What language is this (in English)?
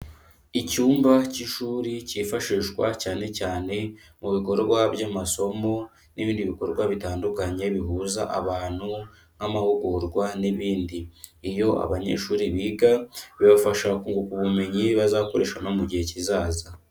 Kinyarwanda